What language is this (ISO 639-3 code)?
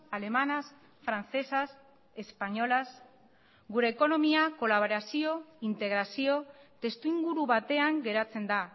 eus